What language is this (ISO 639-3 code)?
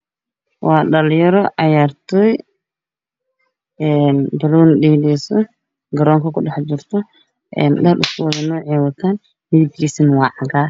som